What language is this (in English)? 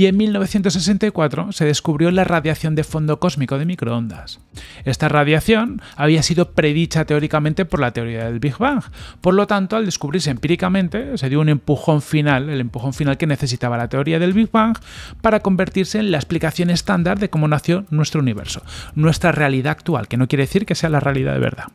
Spanish